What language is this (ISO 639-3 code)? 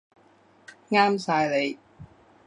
yue